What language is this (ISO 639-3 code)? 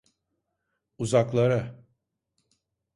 tur